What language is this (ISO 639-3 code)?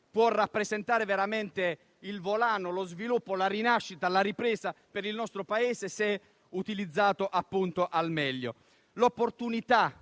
ita